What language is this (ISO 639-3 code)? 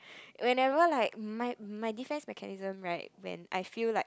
eng